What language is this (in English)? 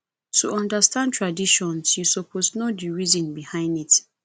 Nigerian Pidgin